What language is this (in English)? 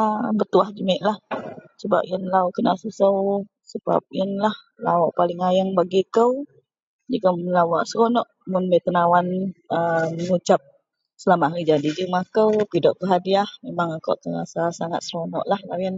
Central Melanau